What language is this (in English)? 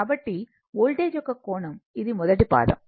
Telugu